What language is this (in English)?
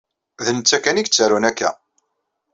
Kabyle